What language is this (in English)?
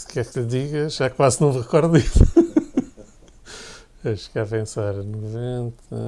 Portuguese